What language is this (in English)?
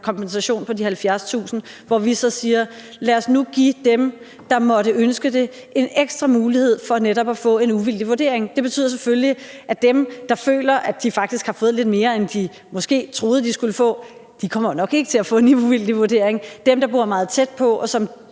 Danish